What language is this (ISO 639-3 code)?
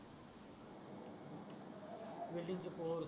mar